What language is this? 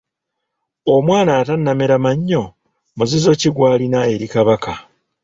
Ganda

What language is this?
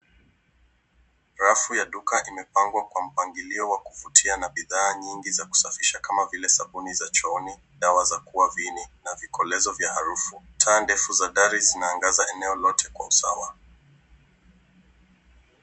Swahili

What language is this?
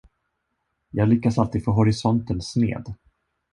Swedish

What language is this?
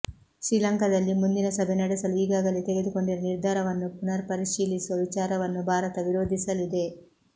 Kannada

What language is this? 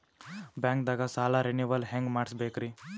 Kannada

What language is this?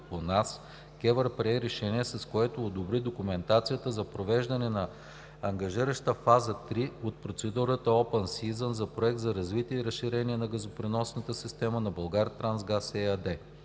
Bulgarian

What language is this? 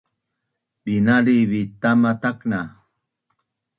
Bunun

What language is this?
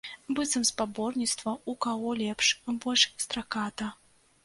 Belarusian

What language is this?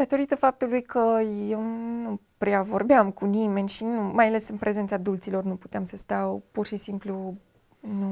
Romanian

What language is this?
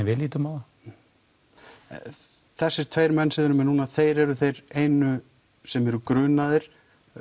Icelandic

